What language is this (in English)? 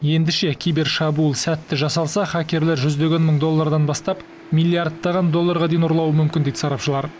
Kazakh